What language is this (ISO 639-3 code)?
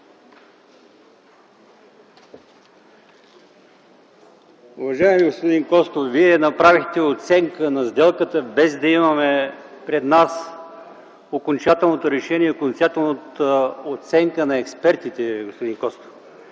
bul